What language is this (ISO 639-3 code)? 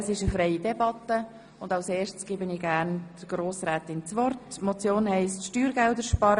gsw